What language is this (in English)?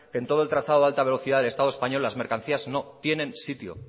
Spanish